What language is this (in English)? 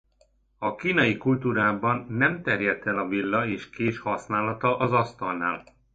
Hungarian